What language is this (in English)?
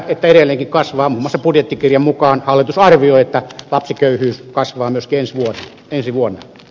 Finnish